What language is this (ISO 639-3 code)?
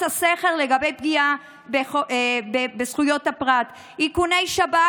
heb